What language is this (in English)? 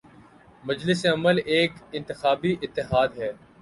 Urdu